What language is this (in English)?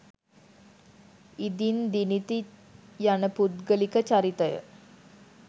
Sinhala